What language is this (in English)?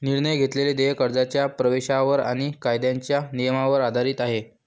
Marathi